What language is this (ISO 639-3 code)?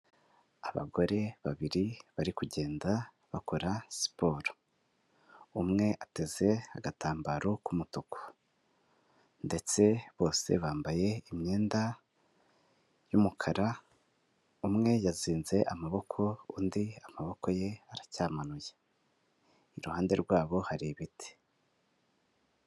kin